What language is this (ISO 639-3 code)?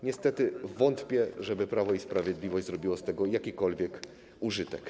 pol